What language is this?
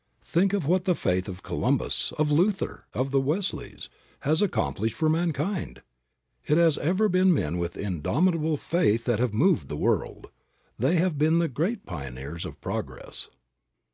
English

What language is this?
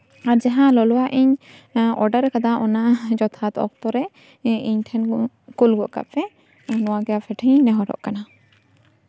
Santali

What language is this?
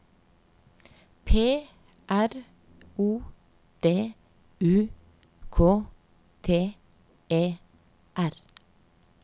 Norwegian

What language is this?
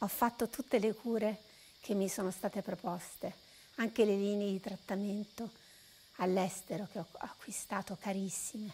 Italian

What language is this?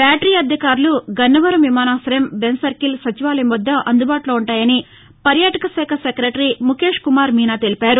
Telugu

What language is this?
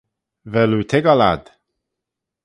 Manx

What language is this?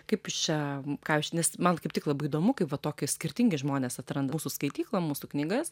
Lithuanian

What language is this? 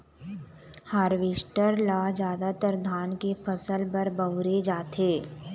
Chhattisgarhi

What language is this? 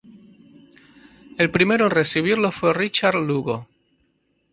Spanish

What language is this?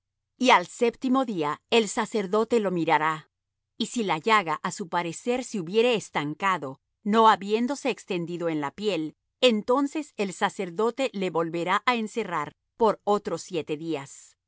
Spanish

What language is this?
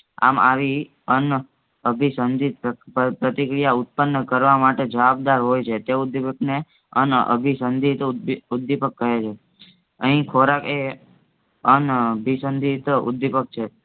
Gujarati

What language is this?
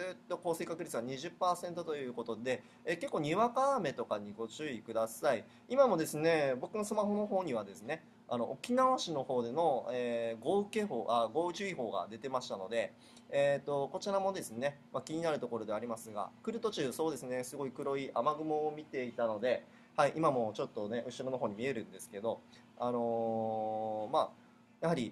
Japanese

